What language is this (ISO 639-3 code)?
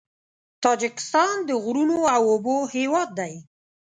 pus